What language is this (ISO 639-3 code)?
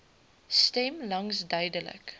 afr